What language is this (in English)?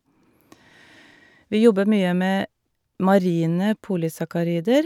Norwegian